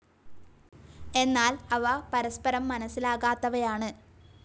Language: Malayalam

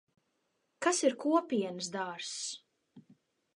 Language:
Latvian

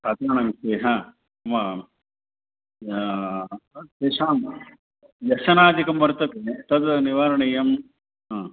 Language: Sanskrit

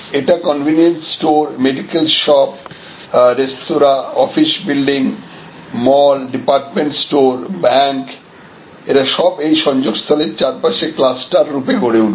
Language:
Bangla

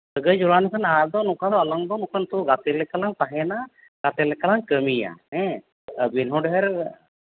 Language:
Santali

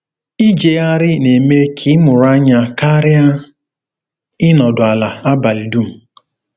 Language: Igbo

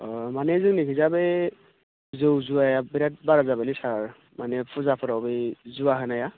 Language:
Bodo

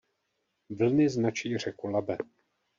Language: Czech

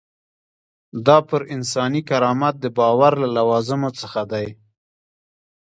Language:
Pashto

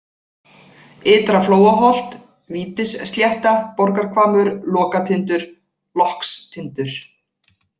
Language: Icelandic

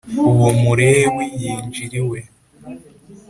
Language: Kinyarwanda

